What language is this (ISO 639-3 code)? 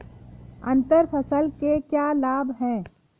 hin